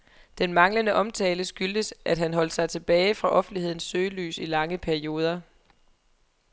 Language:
Danish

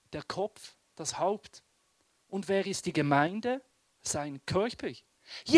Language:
German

